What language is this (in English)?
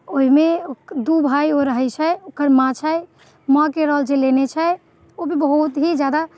Maithili